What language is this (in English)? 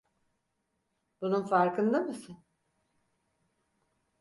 Turkish